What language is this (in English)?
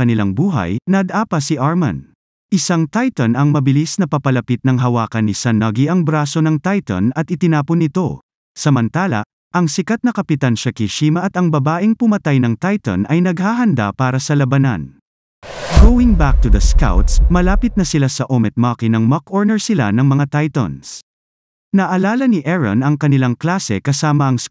Filipino